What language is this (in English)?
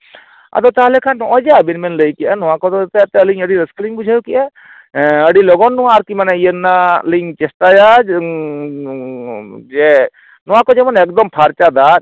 Santali